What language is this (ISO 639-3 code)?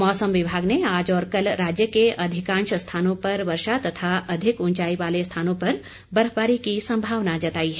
hin